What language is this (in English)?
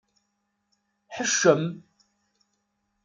Kabyle